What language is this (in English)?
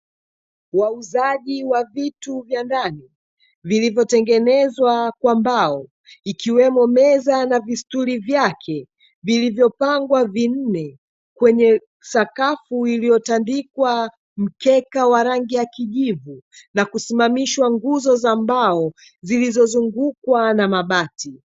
Swahili